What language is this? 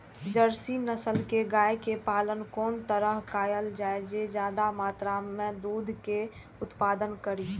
Maithili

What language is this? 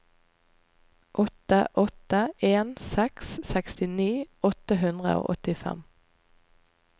Norwegian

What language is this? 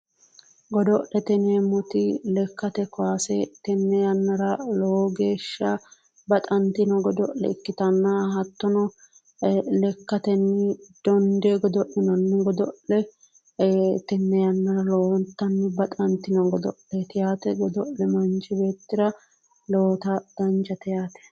Sidamo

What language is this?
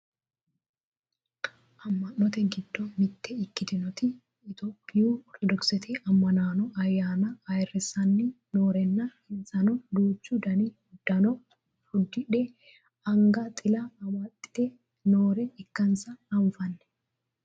Sidamo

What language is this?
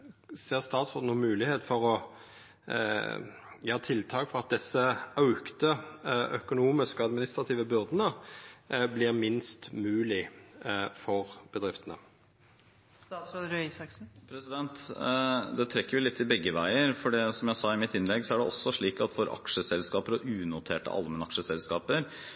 Norwegian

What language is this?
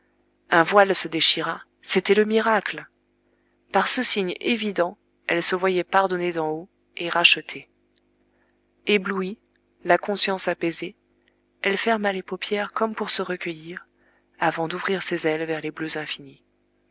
French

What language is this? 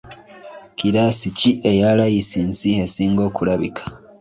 Ganda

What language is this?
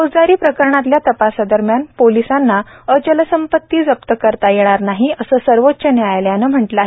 Marathi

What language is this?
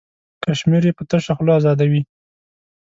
Pashto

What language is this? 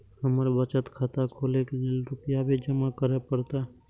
Maithili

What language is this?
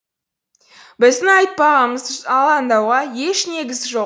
Kazakh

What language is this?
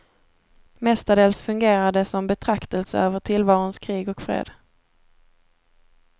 Swedish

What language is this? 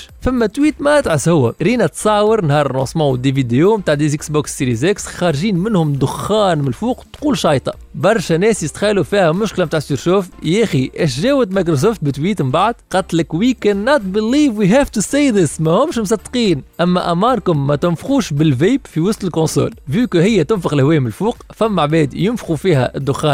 Arabic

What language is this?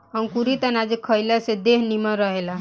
Bhojpuri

